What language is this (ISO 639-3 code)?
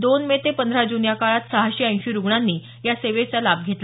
mar